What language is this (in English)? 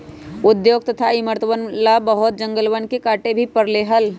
Magahi